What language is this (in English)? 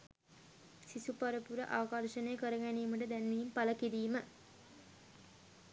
Sinhala